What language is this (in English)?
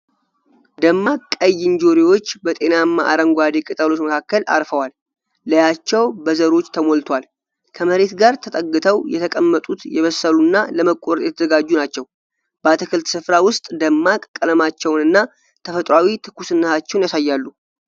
Amharic